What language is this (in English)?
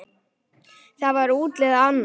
Icelandic